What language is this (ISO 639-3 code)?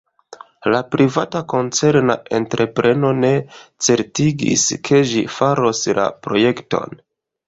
epo